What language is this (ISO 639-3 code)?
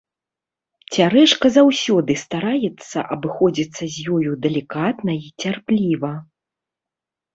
bel